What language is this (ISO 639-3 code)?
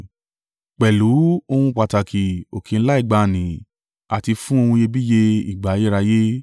yor